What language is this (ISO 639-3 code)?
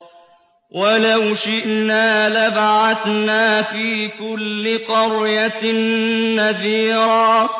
ara